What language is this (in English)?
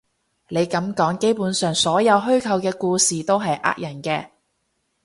Cantonese